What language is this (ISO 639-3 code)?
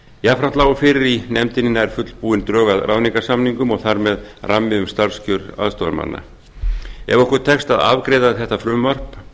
isl